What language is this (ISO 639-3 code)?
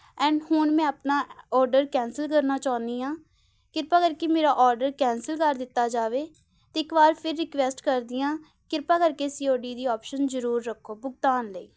pan